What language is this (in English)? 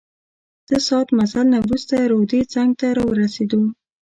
Pashto